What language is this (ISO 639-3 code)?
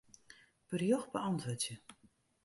fry